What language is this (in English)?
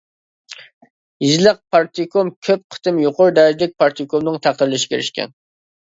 Uyghur